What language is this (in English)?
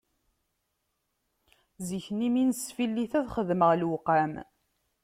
Kabyle